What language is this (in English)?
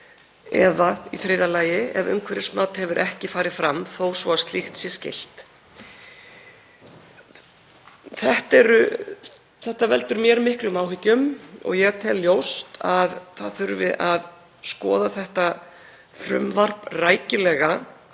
Icelandic